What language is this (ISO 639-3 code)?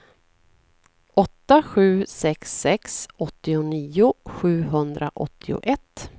swe